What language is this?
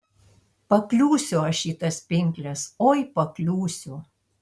Lithuanian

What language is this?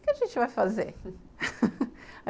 Portuguese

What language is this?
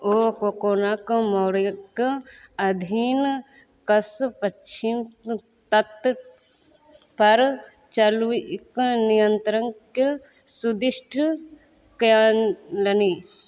Maithili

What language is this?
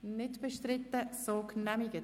Swiss German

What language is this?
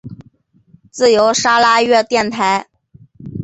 Chinese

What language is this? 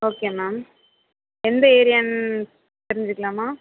Tamil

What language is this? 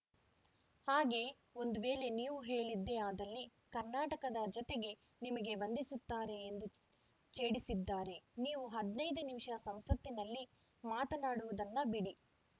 Kannada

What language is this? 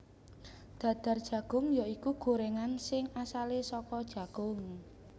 Javanese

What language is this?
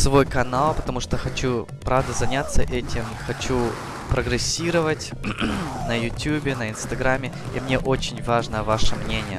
Russian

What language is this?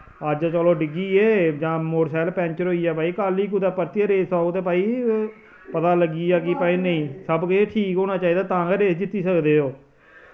Dogri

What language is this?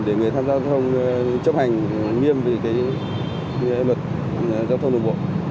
Vietnamese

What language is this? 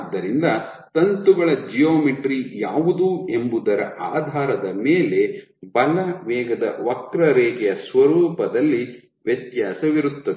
Kannada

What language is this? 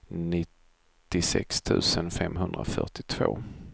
Swedish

